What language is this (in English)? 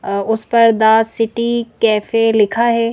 Hindi